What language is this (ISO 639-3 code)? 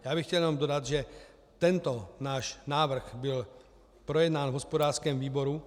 ces